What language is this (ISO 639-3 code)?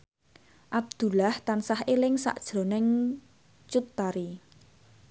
jav